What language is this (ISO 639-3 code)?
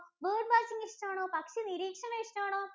mal